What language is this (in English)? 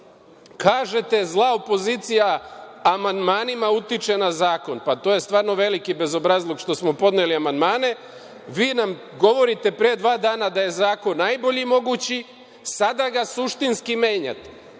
Serbian